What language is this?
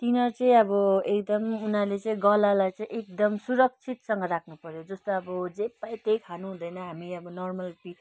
Nepali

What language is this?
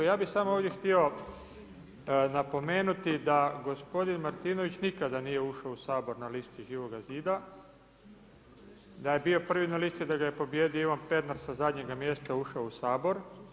Croatian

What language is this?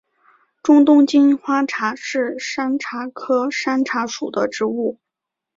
Chinese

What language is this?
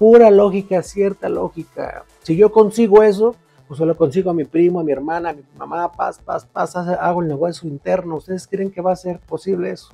Spanish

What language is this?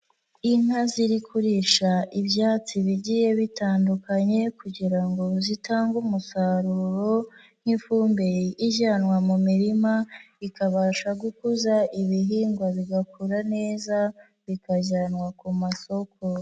Kinyarwanda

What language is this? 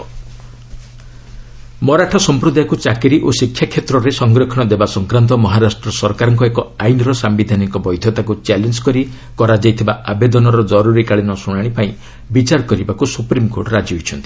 Odia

